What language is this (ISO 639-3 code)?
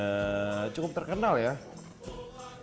ind